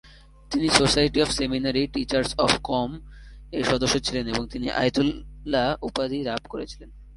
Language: Bangla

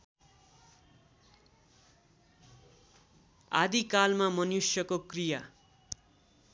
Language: Nepali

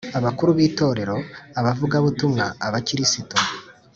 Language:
Kinyarwanda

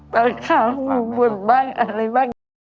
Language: Thai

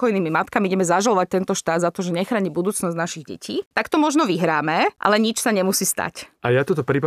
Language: Slovak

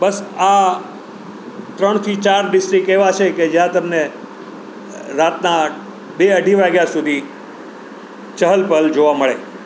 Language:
Gujarati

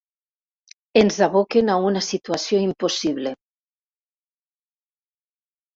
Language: Catalan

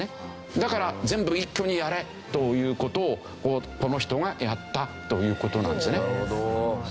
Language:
Japanese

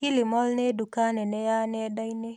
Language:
Kikuyu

